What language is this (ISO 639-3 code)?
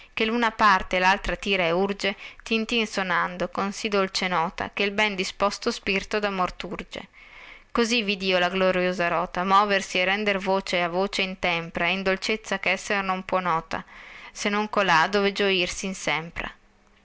ita